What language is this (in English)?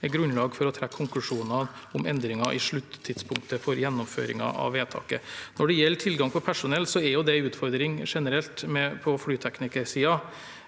Norwegian